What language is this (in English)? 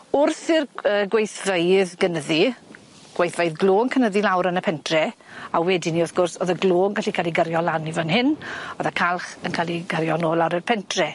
Welsh